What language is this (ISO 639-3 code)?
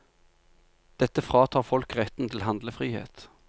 nor